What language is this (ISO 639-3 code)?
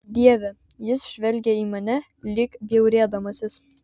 lit